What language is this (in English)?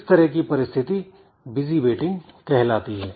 Hindi